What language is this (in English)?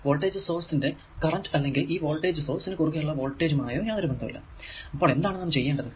Malayalam